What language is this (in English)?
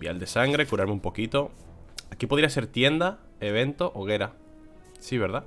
Spanish